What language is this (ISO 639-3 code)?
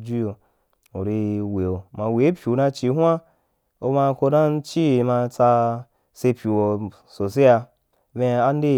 juk